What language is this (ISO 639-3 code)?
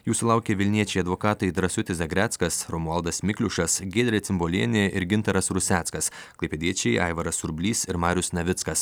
lit